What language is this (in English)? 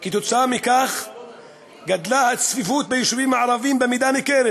Hebrew